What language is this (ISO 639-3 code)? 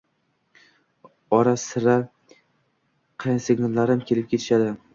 uzb